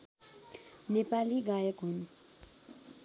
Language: Nepali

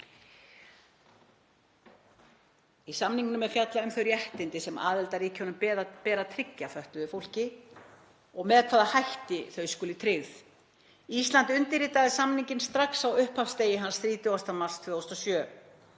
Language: Icelandic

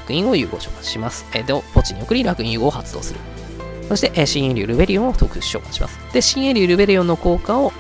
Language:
Japanese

